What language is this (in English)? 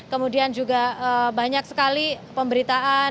Indonesian